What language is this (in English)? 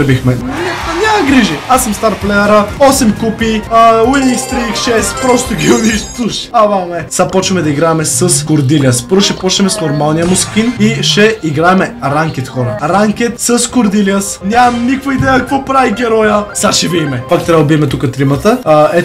Bulgarian